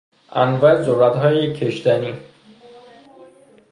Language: Persian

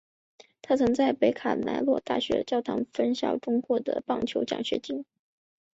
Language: Chinese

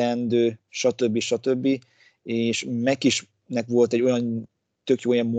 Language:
Hungarian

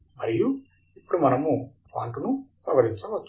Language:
Telugu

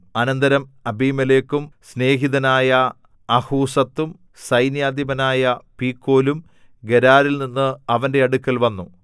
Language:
Malayalam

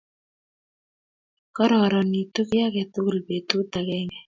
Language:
Kalenjin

